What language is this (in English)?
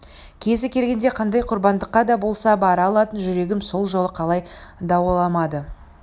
Kazakh